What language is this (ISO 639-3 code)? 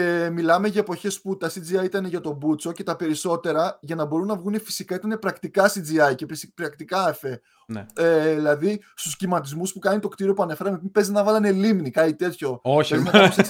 ell